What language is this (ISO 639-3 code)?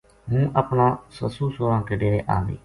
gju